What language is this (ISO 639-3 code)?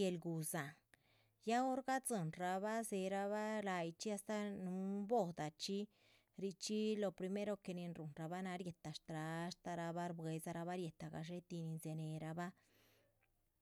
zpv